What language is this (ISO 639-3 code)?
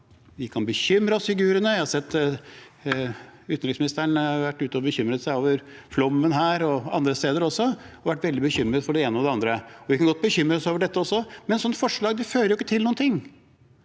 nor